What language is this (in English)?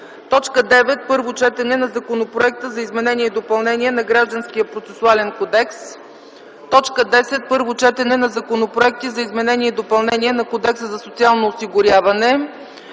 Bulgarian